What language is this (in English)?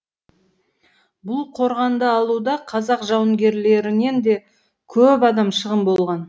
Kazakh